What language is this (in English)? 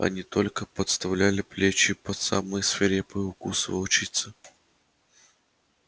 Russian